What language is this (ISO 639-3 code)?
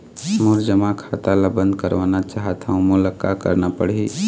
hne